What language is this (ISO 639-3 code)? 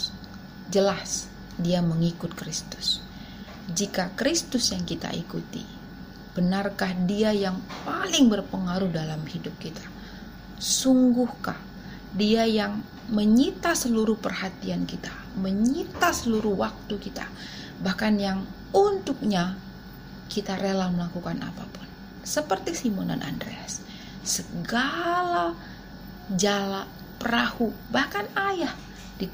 ind